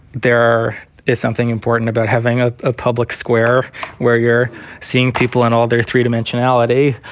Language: English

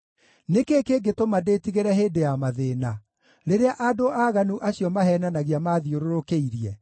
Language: Kikuyu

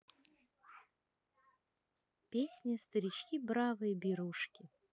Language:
Russian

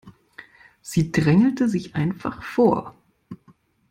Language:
German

